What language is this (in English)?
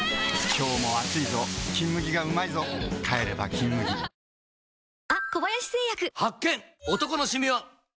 Japanese